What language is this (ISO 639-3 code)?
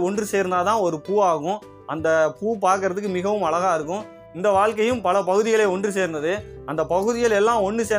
tam